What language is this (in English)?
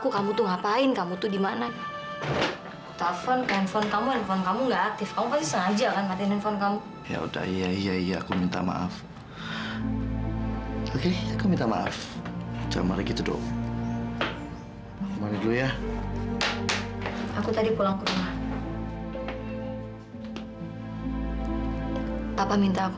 Indonesian